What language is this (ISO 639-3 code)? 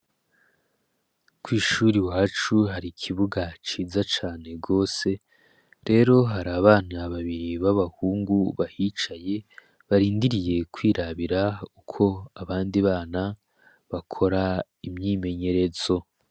run